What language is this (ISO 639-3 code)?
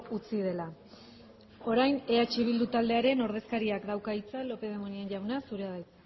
eus